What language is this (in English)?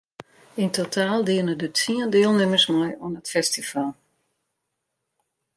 Western Frisian